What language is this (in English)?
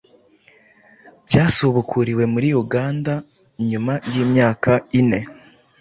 Kinyarwanda